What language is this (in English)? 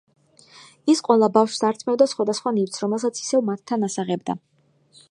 Georgian